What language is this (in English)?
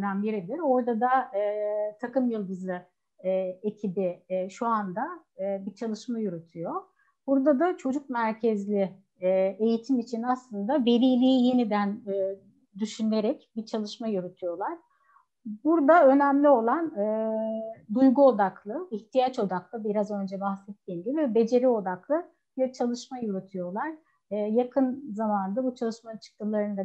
Turkish